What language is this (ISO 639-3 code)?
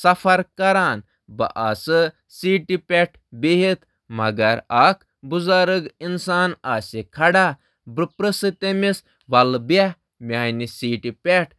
kas